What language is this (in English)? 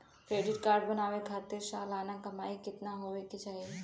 Bhojpuri